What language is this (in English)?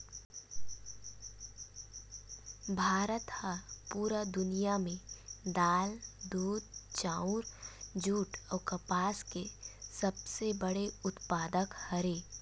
Chhattisgarhi